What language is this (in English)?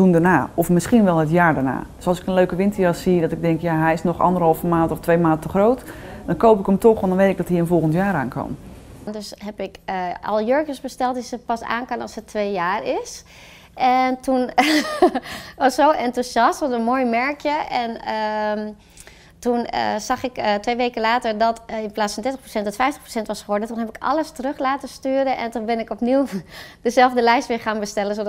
Dutch